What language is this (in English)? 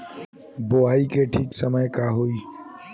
Bhojpuri